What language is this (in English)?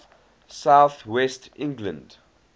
English